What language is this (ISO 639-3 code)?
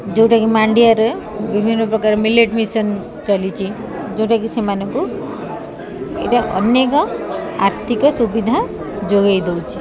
ori